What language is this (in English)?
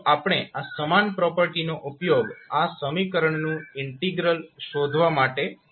Gujarati